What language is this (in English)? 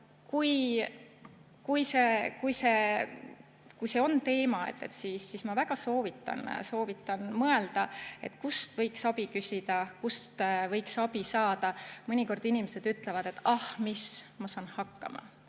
Estonian